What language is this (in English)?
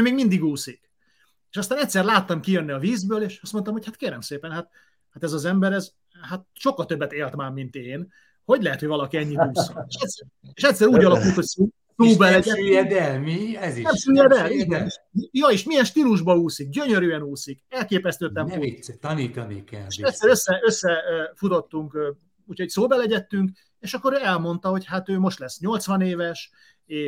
Hungarian